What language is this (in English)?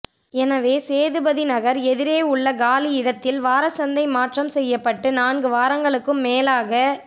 Tamil